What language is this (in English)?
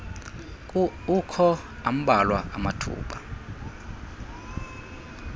Xhosa